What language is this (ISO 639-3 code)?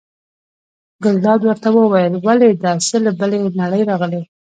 pus